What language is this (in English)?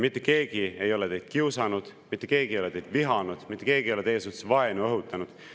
Estonian